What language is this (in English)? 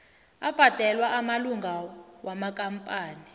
South Ndebele